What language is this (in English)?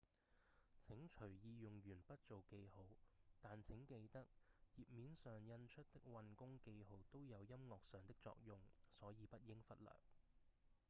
Cantonese